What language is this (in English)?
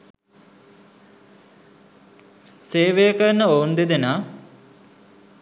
Sinhala